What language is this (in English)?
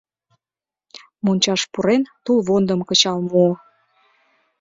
Mari